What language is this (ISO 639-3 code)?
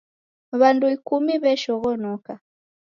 dav